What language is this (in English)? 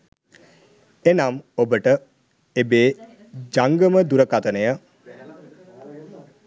Sinhala